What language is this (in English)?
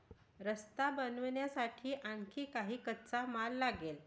Marathi